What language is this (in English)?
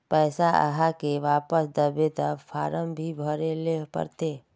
Magahi